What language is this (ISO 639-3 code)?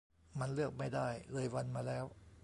tha